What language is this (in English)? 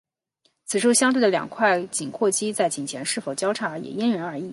Chinese